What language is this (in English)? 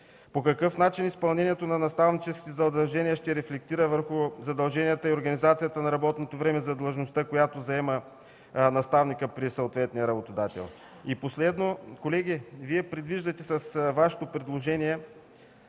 Bulgarian